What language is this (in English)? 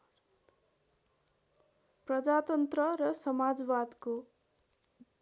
Nepali